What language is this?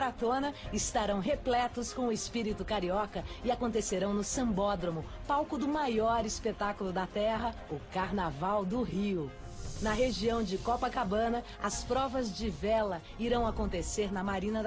Portuguese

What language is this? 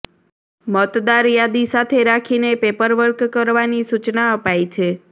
Gujarati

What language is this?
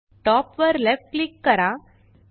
Marathi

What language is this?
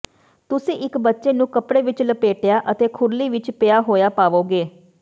Punjabi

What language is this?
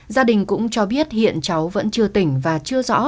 Vietnamese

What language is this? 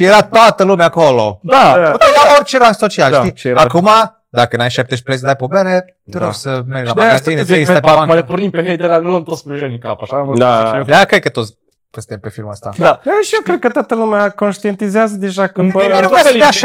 Romanian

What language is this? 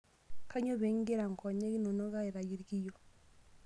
Masai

